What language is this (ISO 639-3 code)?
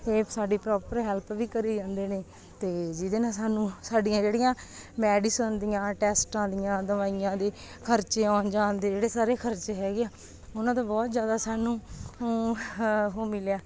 pan